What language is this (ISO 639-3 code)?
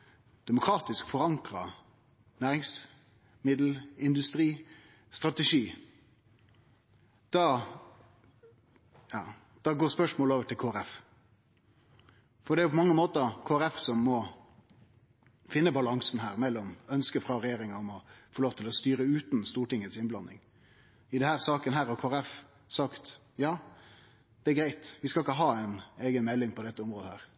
nno